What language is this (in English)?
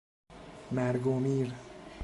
Persian